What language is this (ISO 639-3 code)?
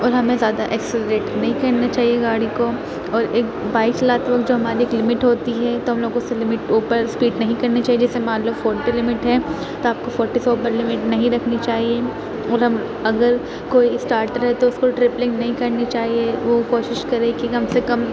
urd